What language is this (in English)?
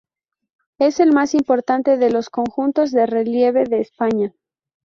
Spanish